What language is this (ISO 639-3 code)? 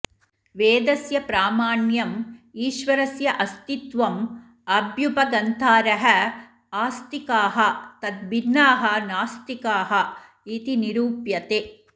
san